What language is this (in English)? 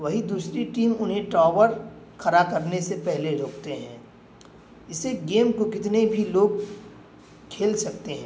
Urdu